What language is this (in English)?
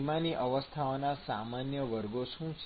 Gujarati